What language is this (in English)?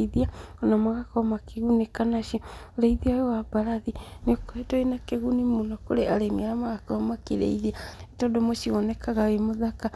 Kikuyu